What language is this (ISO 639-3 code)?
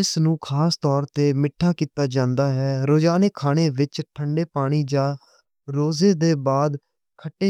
lah